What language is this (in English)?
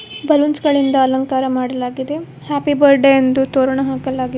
Kannada